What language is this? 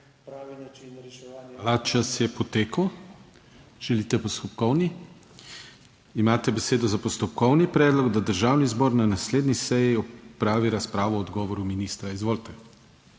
Slovenian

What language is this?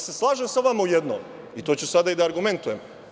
Serbian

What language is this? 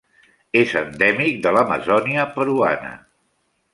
Catalan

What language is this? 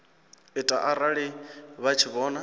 Venda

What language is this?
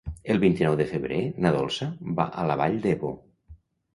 Catalan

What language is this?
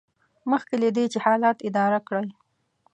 Pashto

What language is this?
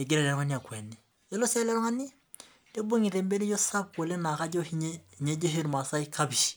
Masai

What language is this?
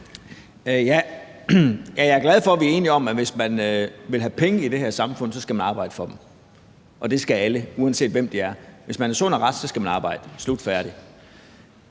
Danish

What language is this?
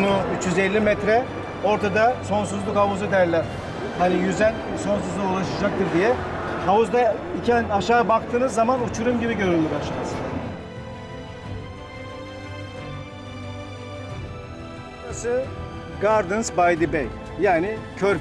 Turkish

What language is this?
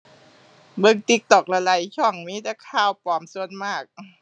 Thai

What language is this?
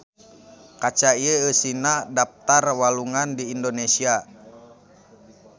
Sundanese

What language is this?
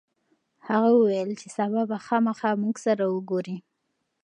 Pashto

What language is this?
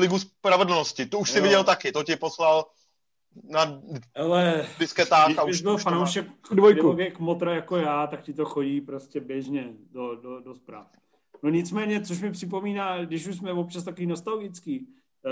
Czech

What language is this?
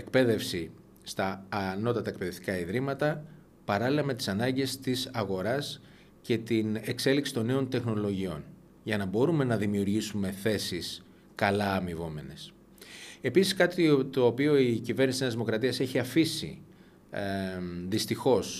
Greek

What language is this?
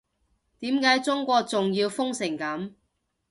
Cantonese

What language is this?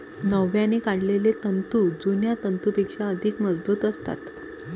Marathi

